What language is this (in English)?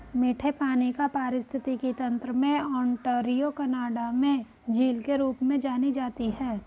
Hindi